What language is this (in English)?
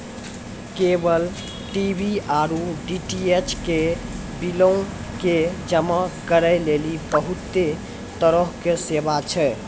Maithili